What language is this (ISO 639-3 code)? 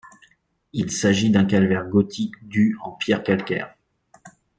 fra